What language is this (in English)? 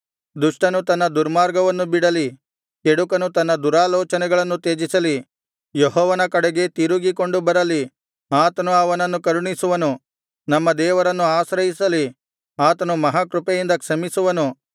Kannada